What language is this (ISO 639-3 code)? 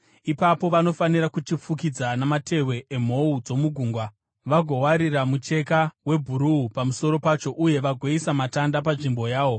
sna